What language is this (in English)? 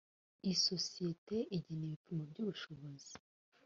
Kinyarwanda